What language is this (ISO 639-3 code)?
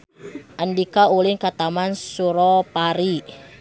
sun